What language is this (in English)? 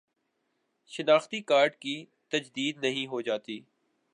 Urdu